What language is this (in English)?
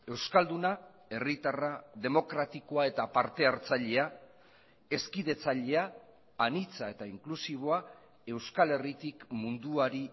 Basque